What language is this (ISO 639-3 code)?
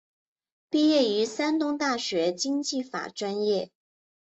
zho